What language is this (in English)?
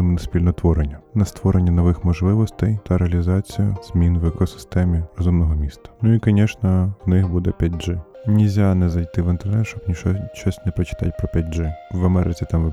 Ukrainian